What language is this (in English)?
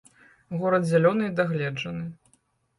Belarusian